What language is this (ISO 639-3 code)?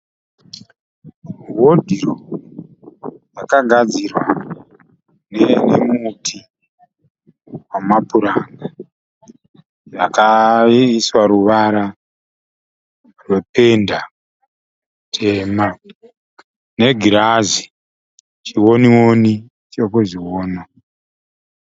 sna